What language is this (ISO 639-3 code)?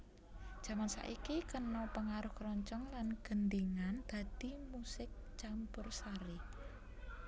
jav